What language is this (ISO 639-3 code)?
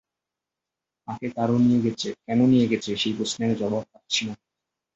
ben